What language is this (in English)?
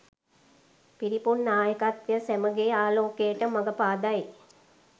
Sinhala